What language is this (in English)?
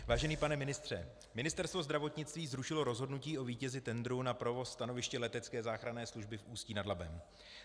Czech